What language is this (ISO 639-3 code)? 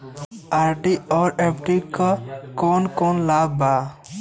bho